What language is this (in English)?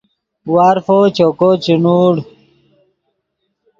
Yidgha